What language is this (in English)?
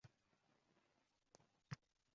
Uzbek